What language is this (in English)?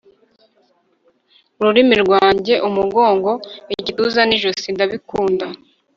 Kinyarwanda